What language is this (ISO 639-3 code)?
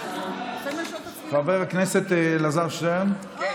heb